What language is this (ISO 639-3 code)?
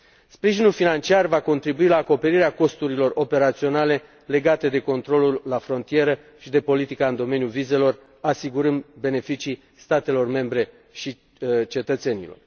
ron